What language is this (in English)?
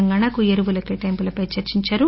Telugu